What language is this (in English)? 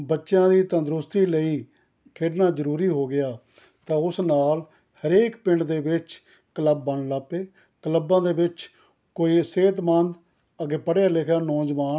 Punjabi